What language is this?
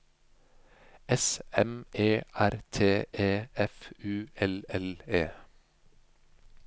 Norwegian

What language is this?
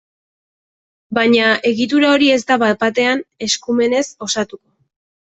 Basque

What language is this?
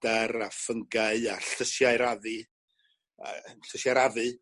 Welsh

